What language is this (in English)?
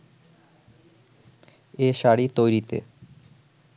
Bangla